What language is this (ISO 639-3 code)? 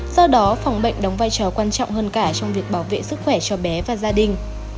vie